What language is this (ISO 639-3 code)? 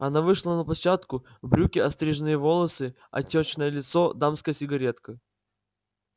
rus